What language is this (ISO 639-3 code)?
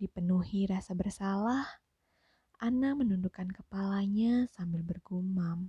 ind